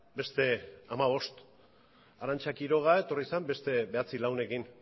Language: Basque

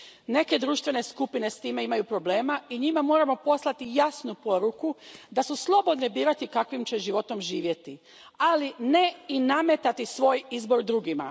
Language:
Croatian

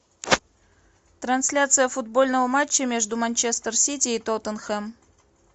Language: Russian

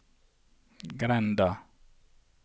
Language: Norwegian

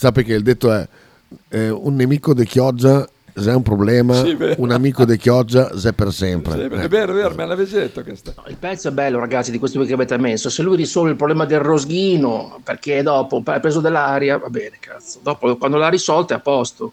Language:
Italian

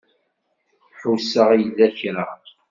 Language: Kabyle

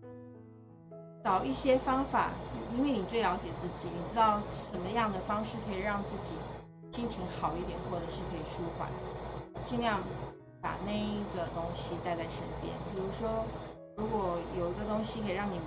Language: Chinese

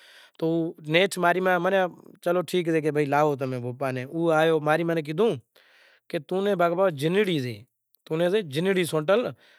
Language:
Kachi Koli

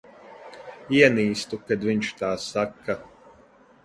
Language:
Latvian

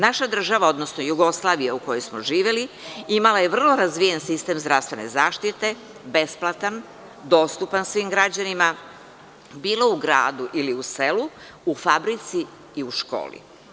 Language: Serbian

